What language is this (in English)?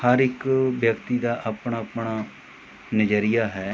Punjabi